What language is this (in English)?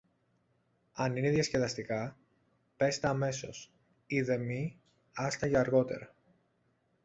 Greek